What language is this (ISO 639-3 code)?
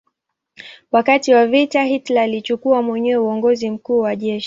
swa